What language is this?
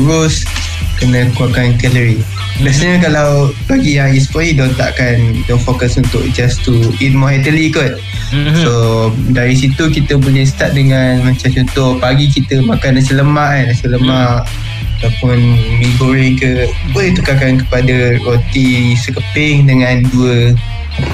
Malay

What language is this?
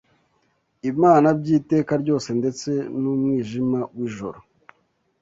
Kinyarwanda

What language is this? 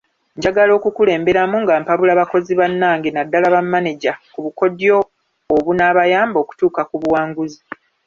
Ganda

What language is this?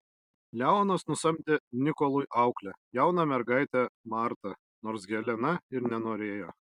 Lithuanian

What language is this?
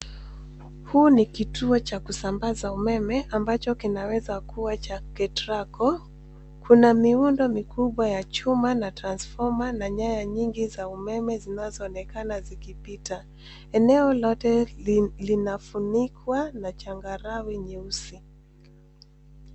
Swahili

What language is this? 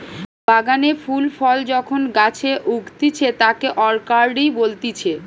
Bangla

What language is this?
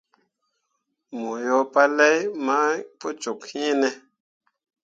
Mundang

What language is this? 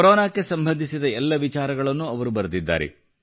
Kannada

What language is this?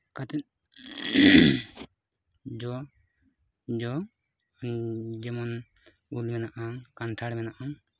Santali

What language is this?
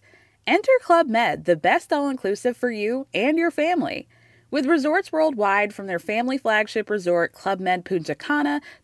Swedish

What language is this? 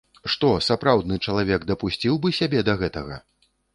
Belarusian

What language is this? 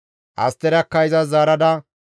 Gamo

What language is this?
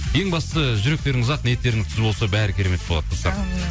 Kazakh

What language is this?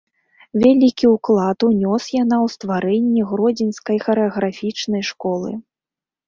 Belarusian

